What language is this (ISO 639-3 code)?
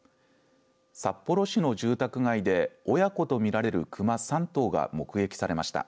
jpn